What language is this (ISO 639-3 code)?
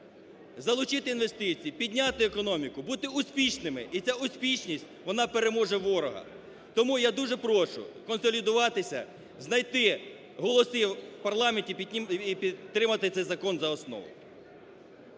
ukr